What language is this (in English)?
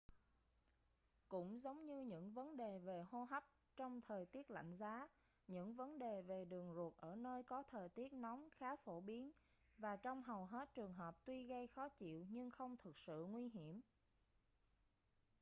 Vietnamese